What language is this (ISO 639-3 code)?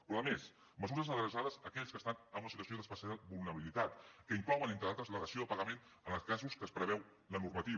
cat